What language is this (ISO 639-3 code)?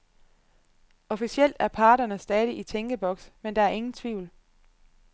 dan